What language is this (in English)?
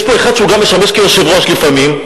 Hebrew